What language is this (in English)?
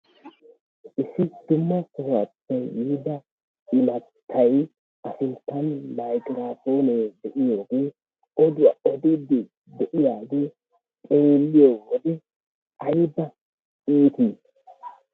Wolaytta